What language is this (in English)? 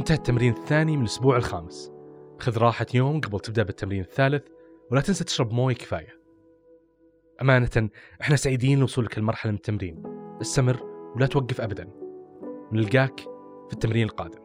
Arabic